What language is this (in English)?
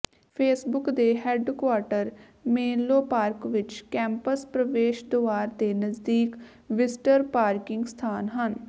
Punjabi